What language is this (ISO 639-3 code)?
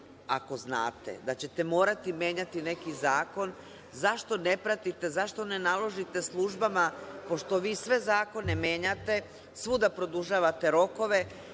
srp